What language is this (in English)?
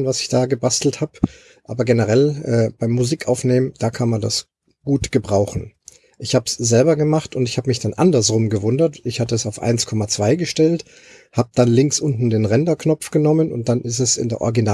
German